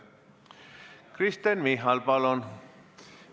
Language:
Estonian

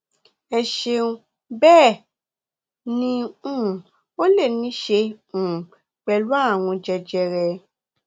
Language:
Yoruba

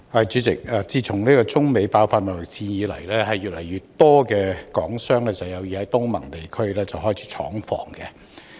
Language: Cantonese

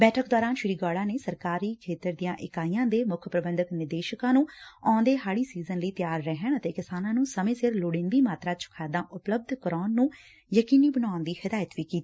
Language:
Punjabi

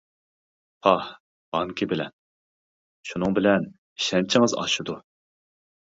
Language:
Uyghur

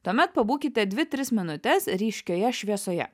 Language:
Lithuanian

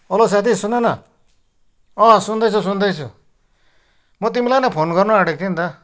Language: Nepali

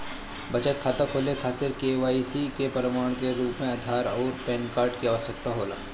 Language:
Bhojpuri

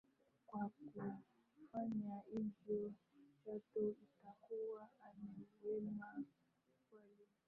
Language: Swahili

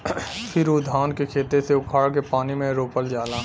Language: Bhojpuri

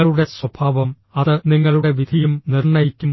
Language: Malayalam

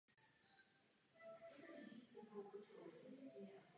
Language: Czech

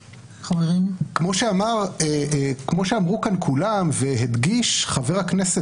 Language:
Hebrew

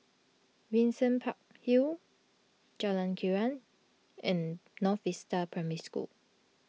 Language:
English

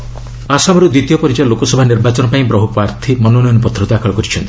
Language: Odia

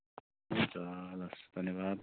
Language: Nepali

